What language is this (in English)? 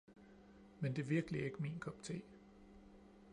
Danish